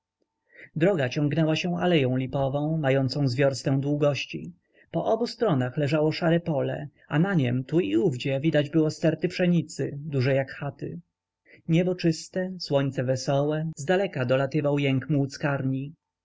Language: Polish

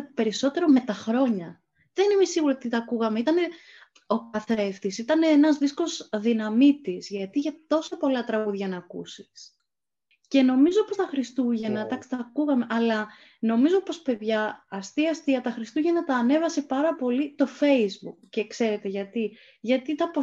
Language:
Greek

